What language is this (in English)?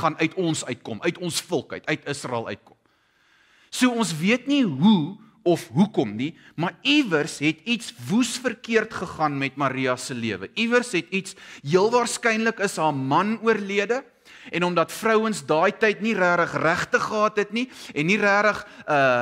Dutch